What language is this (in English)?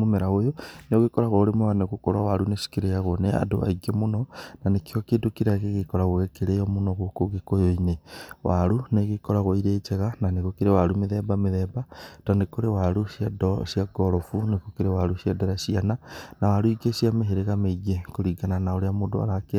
Kikuyu